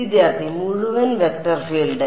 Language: Malayalam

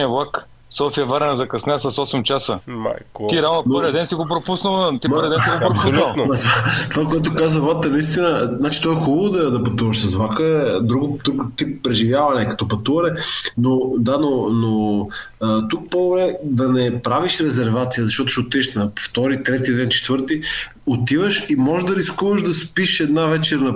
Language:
Bulgarian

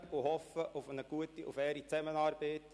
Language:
Swiss German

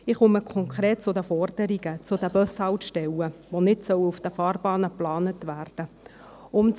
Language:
Swiss German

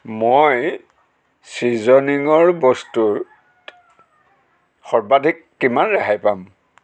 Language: Assamese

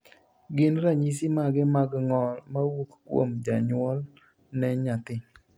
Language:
Luo (Kenya and Tanzania)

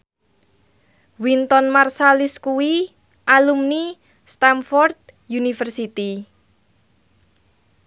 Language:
Javanese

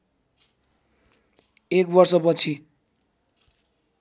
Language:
Nepali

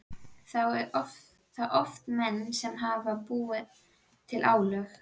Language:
Icelandic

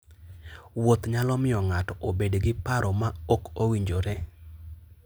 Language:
Luo (Kenya and Tanzania)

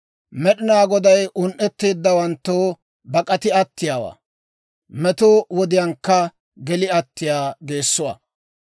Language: Dawro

